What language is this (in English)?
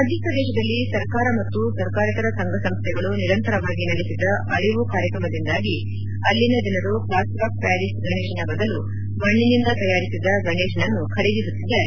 Kannada